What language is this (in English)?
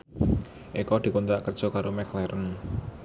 Javanese